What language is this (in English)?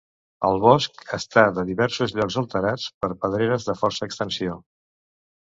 Catalan